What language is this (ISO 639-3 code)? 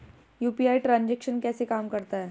hin